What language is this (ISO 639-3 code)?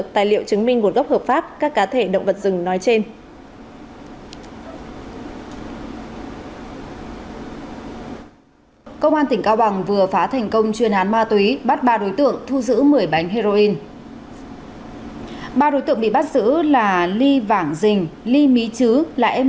vie